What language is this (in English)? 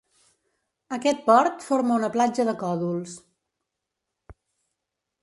Catalan